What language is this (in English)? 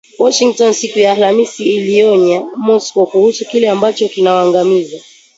Swahili